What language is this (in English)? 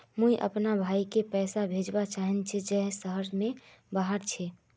Magahi